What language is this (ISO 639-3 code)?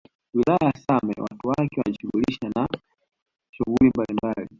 swa